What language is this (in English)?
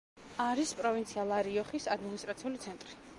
Georgian